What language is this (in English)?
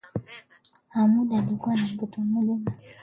Swahili